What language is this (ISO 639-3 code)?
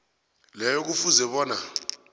nbl